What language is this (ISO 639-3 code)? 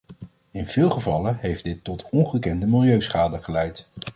nld